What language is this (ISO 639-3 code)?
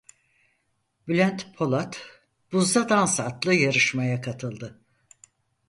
tur